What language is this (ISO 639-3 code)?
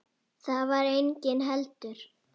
isl